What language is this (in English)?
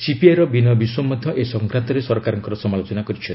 Odia